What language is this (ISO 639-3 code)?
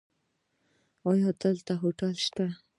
pus